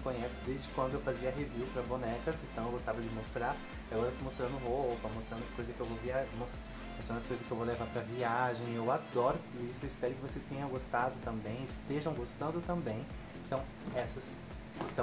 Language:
Portuguese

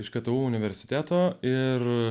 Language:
Lithuanian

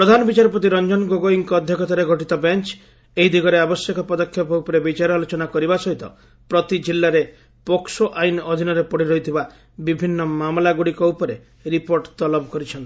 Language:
Odia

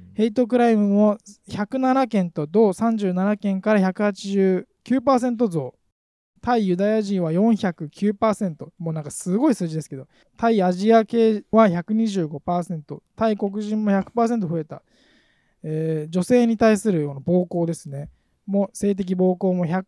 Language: Japanese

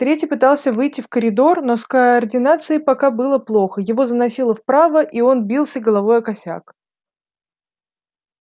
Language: Russian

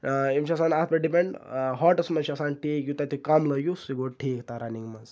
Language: Kashmiri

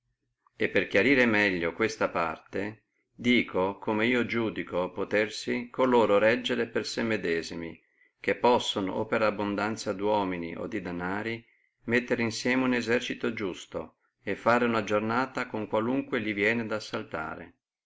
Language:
Italian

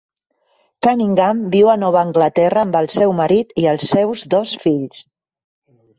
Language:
Catalan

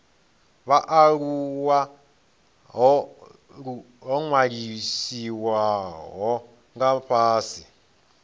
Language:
Venda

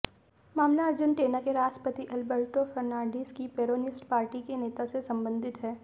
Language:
Hindi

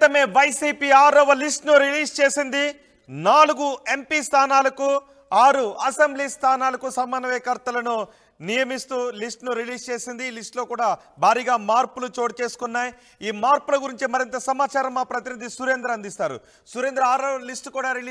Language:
Telugu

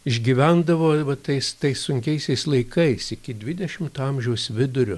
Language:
Lithuanian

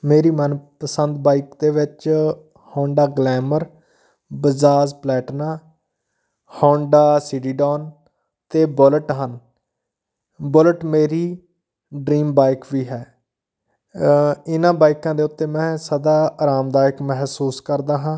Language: Punjabi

